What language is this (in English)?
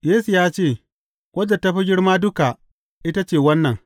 Hausa